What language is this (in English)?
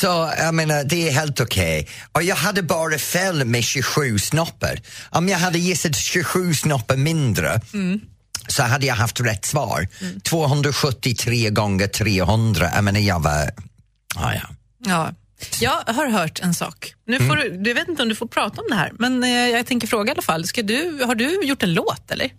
Swedish